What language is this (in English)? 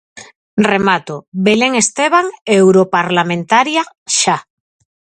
Galician